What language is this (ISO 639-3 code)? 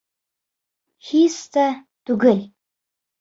bak